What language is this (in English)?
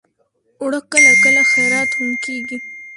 Pashto